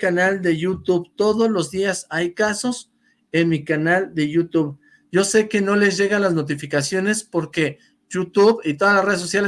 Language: Spanish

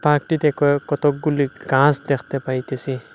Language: Bangla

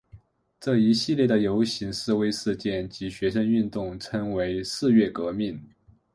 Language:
Chinese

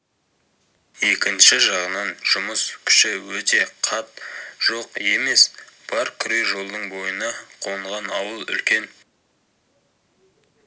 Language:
Kazakh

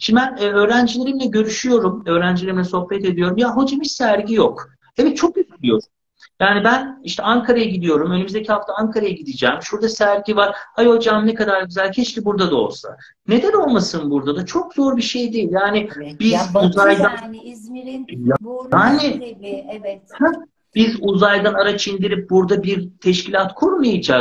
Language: Turkish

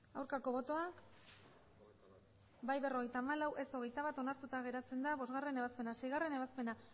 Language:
Basque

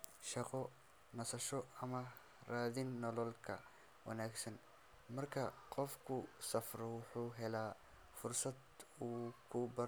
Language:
Somali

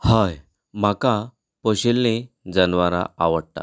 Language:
Konkani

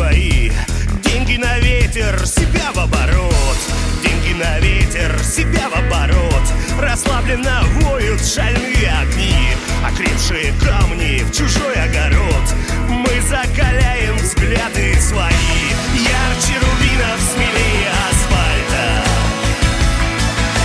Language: Russian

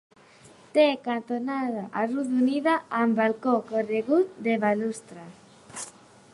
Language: Catalan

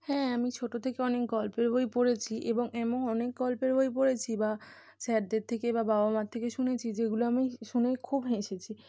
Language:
Bangla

